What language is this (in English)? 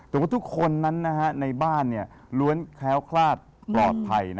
Thai